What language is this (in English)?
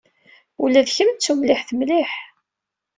Kabyle